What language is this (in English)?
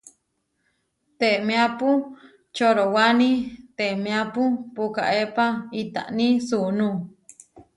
Huarijio